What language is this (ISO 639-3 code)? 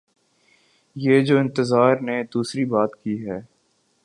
urd